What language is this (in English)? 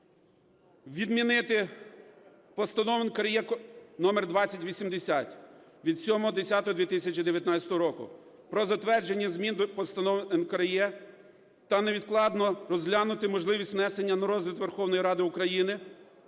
Ukrainian